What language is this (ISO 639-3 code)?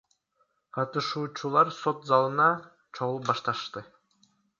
kir